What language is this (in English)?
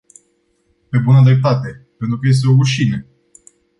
Romanian